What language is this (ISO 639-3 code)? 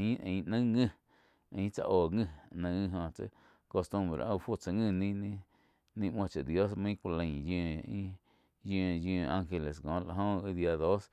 chq